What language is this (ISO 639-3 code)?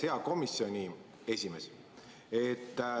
est